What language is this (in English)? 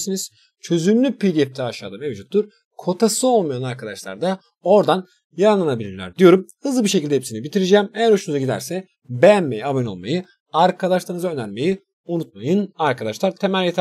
Turkish